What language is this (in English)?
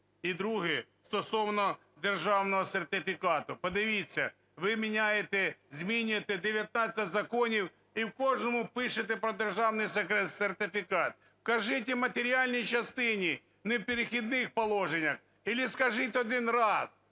Ukrainian